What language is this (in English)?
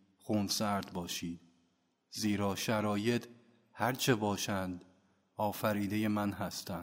Persian